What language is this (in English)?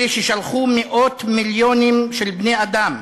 Hebrew